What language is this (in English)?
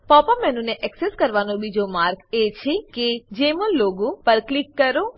Gujarati